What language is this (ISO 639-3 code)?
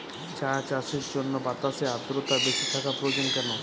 ben